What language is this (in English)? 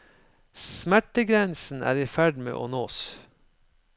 Norwegian